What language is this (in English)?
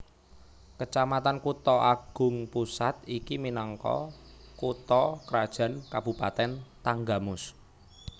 Javanese